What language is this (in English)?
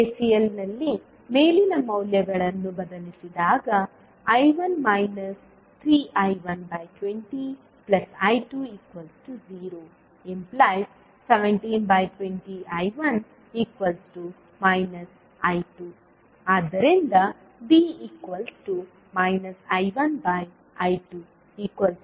Kannada